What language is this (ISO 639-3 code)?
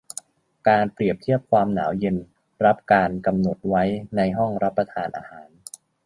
tha